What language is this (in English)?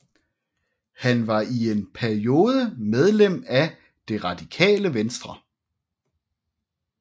Danish